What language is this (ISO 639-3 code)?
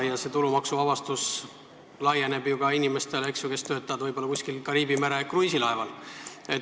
est